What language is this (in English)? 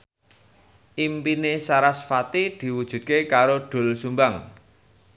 Javanese